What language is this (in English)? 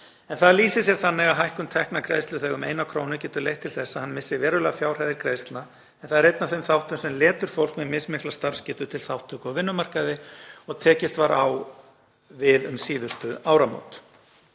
Icelandic